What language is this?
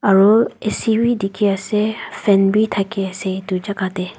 Naga Pidgin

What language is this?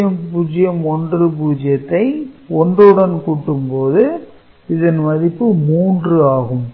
Tamil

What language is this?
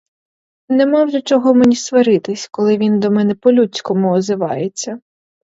Ukrainian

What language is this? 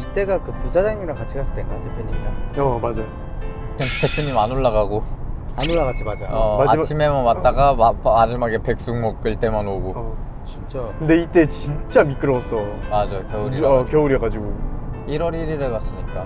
Korean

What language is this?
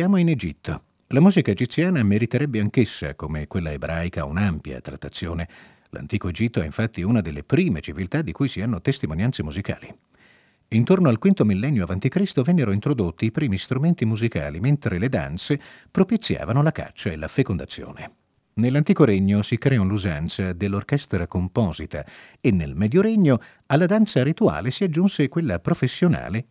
Italian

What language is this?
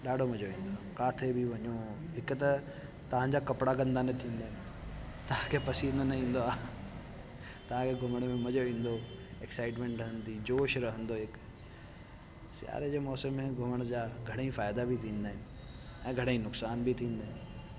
Sindhi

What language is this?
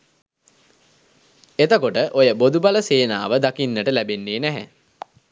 Sinhala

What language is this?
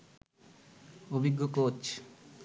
Bangla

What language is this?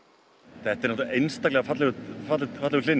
Icelandic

